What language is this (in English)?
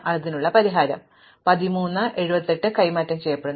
Malayalam